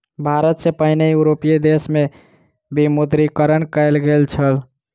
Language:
Maithili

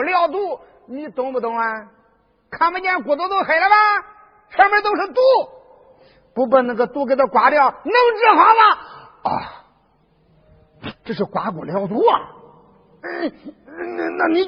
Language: Chinese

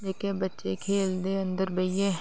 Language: Dogri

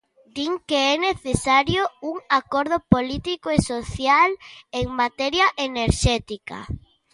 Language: Galician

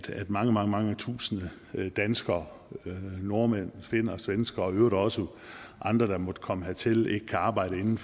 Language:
Danish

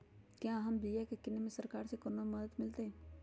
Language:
Magahi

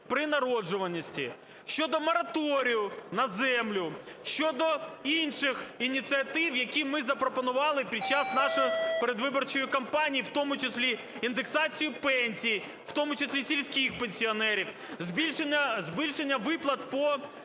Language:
Ukrainian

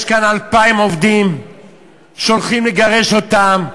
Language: Hebrew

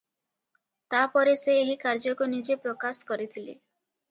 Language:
Odia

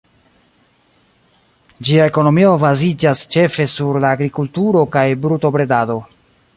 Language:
Esperanto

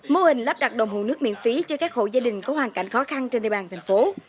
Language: Vietnamese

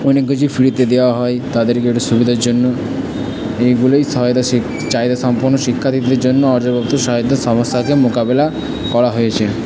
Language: Bangla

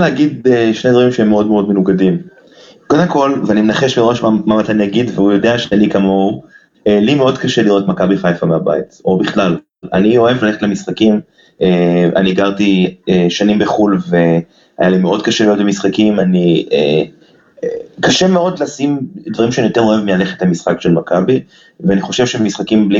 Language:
Hebrew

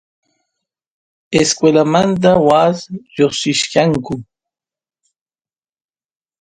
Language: Santiago del Estero Quichua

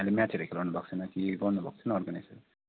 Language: Nepali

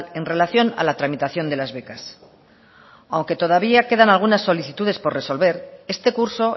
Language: Spanish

